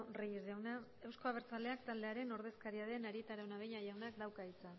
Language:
Basque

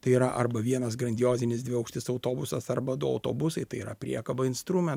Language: Lithuanian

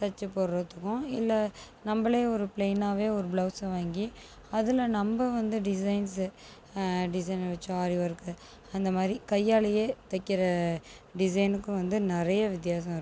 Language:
Tamil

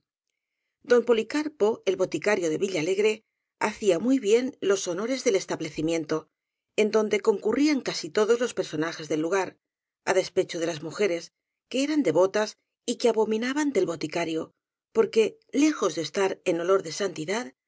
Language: Spanish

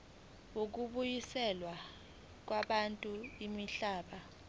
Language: Zulu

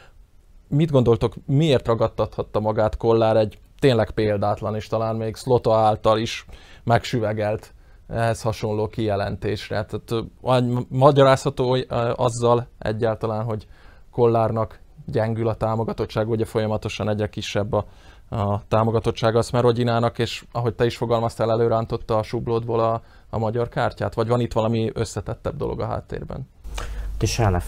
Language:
Hungarian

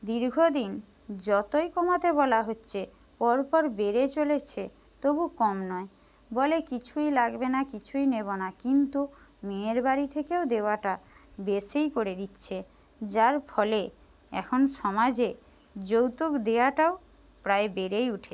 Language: Bangla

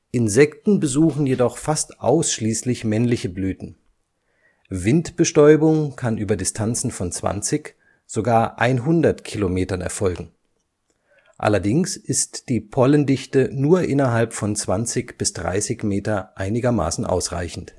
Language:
German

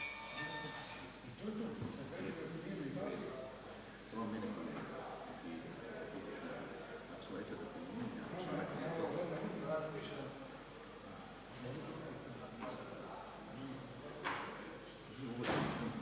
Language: Croatian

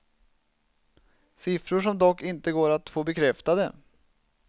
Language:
Swedish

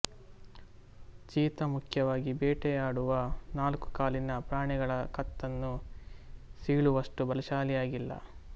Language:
Kannada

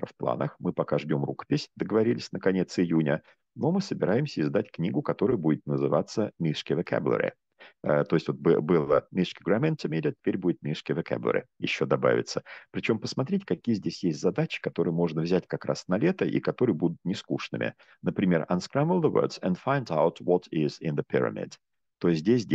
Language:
Russian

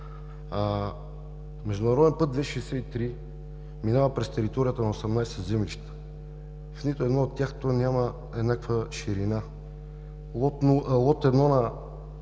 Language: Bulgarian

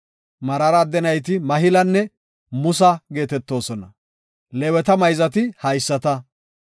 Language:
Gofa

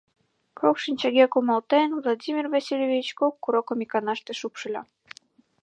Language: Mari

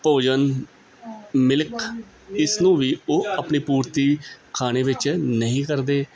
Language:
Punjabi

